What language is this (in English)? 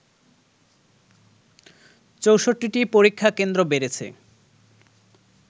Bangla